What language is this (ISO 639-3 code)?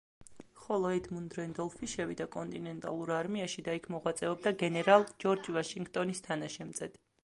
kat